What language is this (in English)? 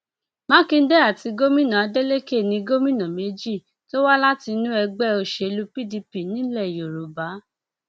Yoruba